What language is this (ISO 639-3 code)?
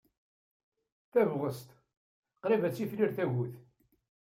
kab